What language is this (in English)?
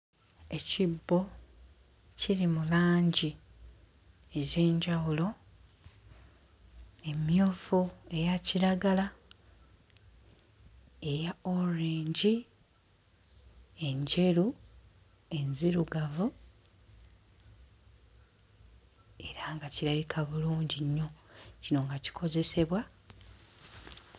Ganda